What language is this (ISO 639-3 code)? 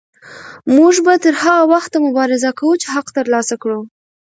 pus